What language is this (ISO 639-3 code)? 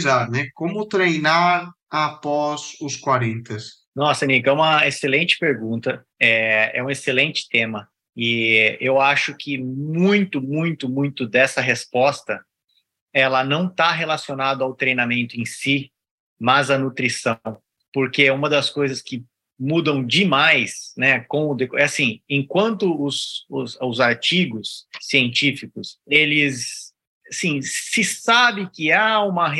por